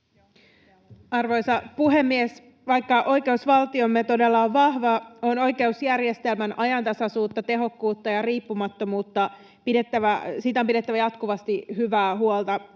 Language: Finnish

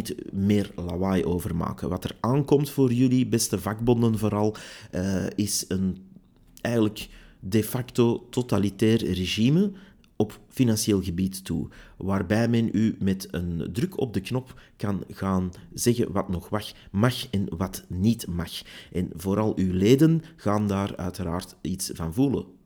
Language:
Dutch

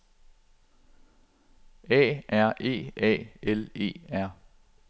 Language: Danish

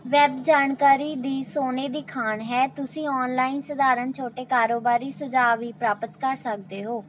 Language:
Punjabi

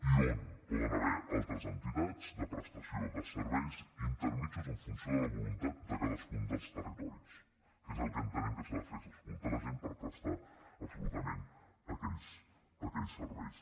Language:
Catalan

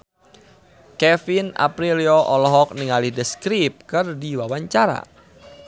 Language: Sundanese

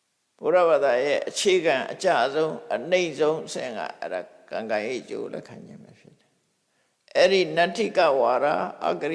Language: English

